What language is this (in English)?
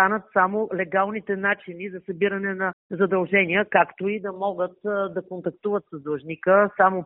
Bulgarian